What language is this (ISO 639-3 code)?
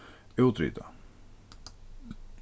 fao